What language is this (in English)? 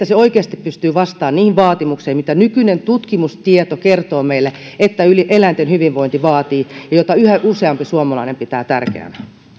Finnish